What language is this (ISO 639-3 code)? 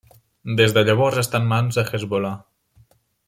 cat